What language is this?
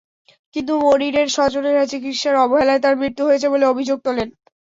Bangla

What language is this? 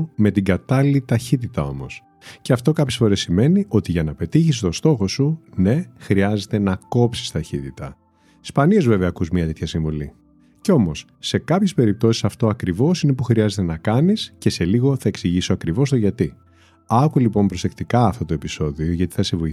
Greek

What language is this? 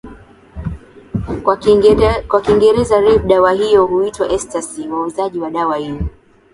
Swahili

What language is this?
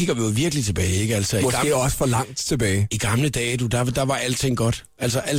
Danish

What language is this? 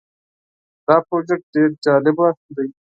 Pashto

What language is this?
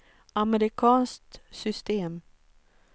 Swedish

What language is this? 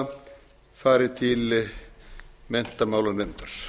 Icelandic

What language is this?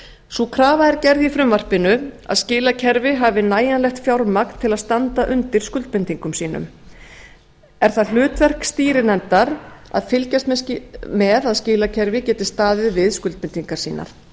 Icelandic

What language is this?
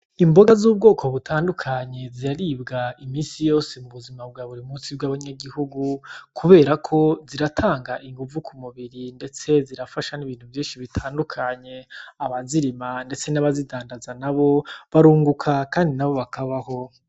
Rundi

